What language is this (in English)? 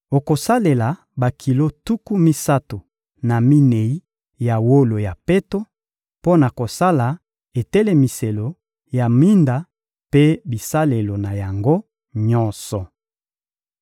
Lingala